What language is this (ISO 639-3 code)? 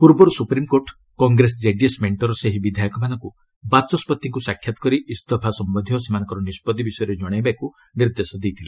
ori